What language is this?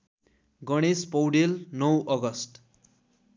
Nepali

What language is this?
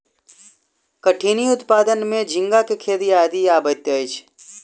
Maithili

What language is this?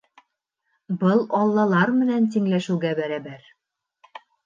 Bashkir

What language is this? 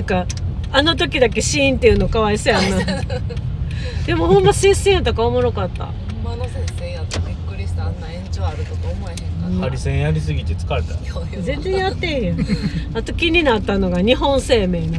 Japanese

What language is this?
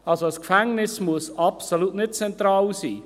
Swiss German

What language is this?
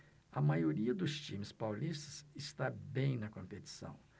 Portuguese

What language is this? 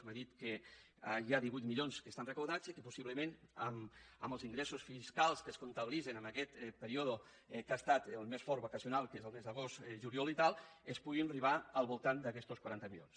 Catalan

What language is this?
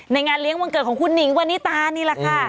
Thai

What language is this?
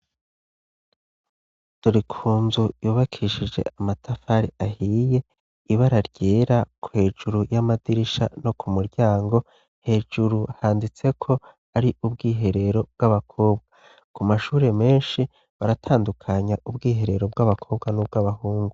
Rundi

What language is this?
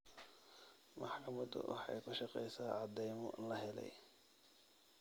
Somali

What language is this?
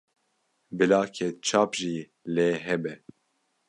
Kurdish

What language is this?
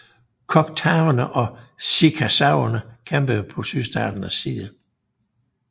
Danish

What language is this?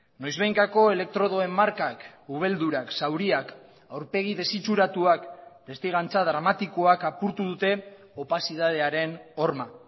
Basque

